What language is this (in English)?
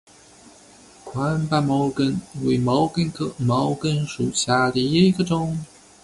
Chinese